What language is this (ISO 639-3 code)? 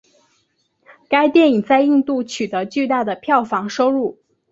zho